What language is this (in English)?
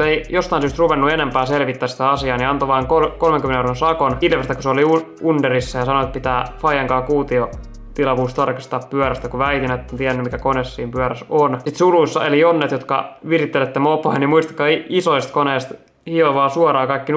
Finnish